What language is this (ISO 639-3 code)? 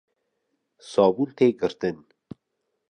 kur